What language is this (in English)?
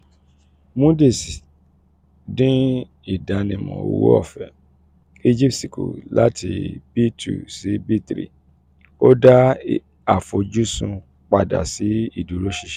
Yoruba